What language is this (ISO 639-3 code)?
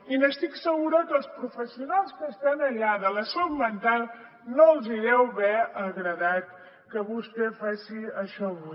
cat